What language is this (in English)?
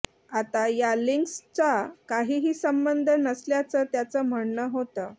Marathi